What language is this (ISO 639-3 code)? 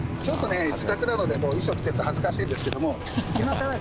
jpn